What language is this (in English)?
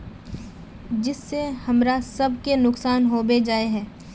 Magahi